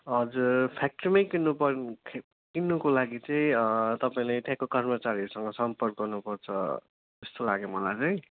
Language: Nepali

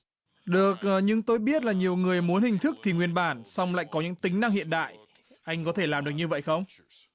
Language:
Vietnamese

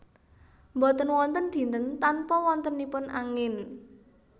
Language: Javanese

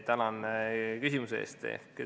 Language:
Estonian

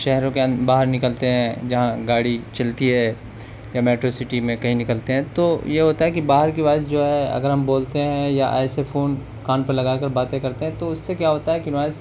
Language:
Urdu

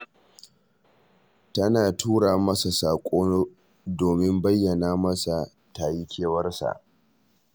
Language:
Hausa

